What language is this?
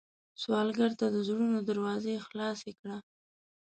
Pashto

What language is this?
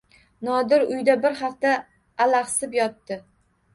Uzbek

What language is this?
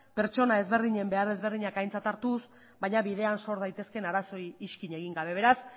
Basque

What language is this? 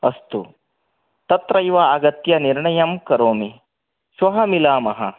Sanskrit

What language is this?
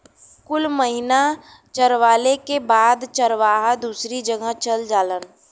Bhojpuri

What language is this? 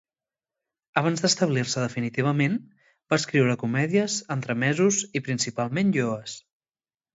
Catalan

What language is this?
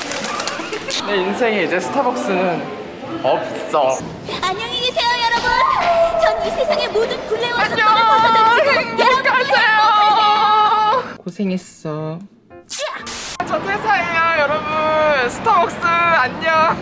Korean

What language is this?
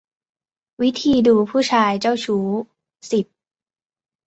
Thai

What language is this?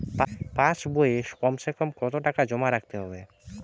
Bangla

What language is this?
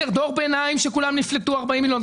Hebrew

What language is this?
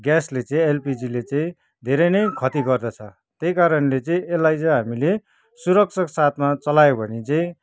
Nepali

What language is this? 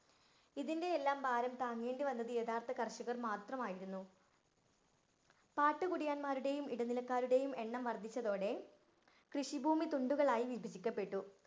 Malayalam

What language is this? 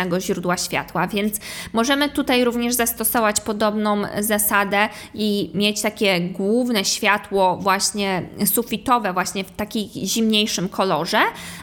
Polish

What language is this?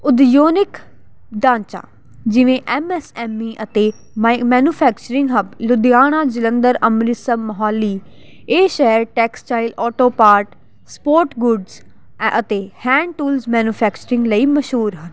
Punjabi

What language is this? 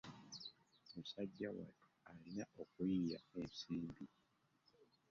Ganda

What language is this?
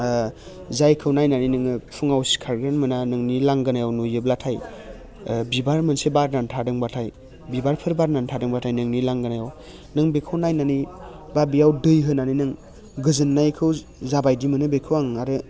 Bodo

